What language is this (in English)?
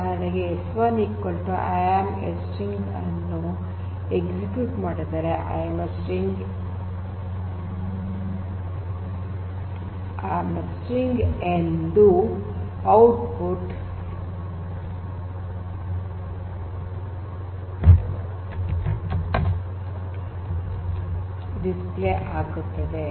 Kannada